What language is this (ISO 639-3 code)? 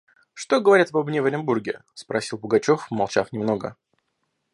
rus